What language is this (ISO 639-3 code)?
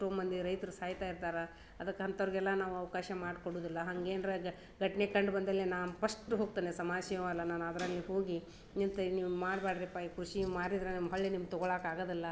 kan